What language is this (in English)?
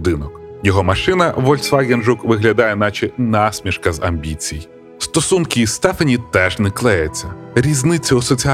Ukrainian